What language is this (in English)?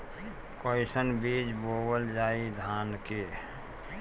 Bhojpuri